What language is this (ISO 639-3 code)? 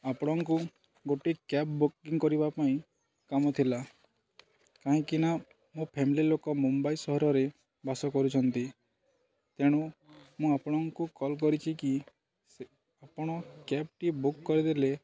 ori